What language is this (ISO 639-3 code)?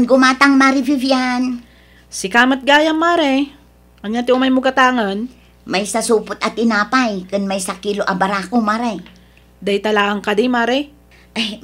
fil